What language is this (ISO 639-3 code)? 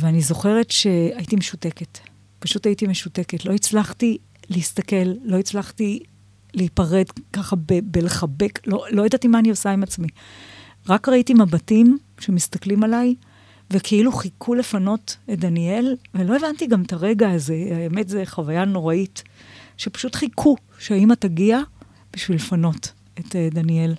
heb